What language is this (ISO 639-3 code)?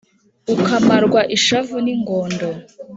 kin